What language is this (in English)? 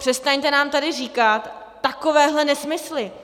Czech